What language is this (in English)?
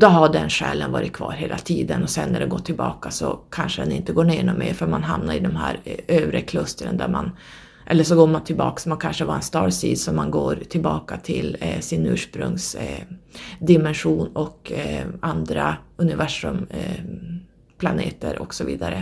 Swedish